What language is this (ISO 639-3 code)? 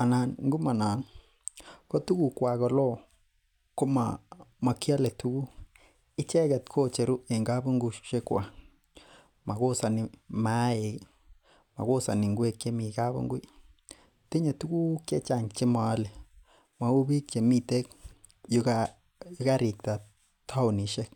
kln